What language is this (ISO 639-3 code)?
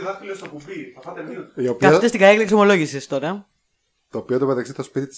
ell